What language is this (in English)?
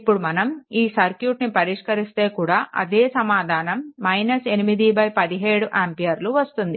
Telugu